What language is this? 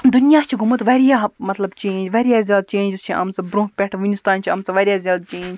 Kashmiri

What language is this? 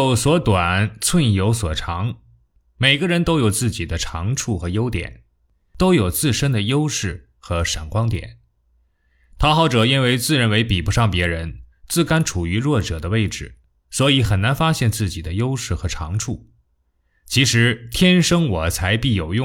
Chinese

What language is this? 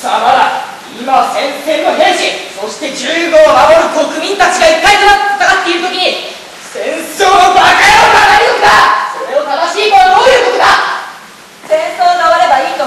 Japanese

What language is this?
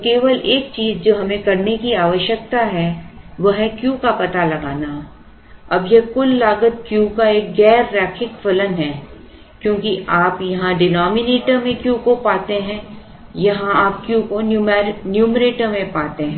Hindi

